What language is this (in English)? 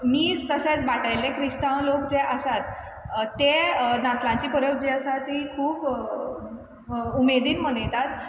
Konkani